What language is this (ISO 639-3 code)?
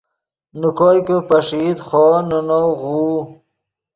ydg